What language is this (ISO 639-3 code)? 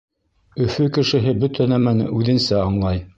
bak